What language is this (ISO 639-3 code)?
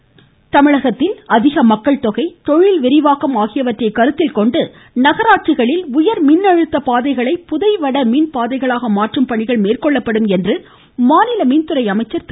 tam